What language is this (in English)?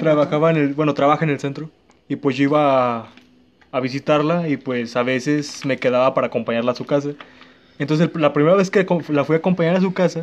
Spanish